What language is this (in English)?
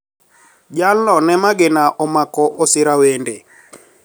Luo (Kenya and Tanzania)